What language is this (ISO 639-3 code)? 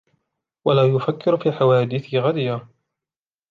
ara